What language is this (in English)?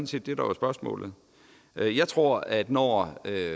Danish